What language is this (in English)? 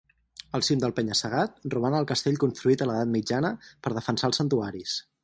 Catalan